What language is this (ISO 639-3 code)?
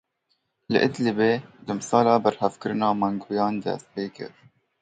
kur